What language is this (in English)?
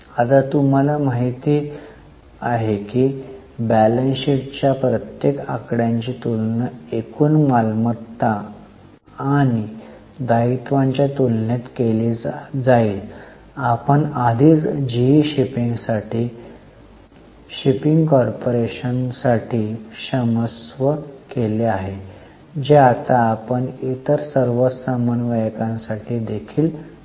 Marathi